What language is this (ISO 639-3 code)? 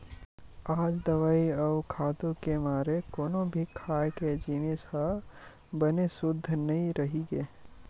hne